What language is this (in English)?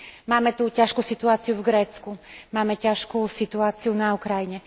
Slovak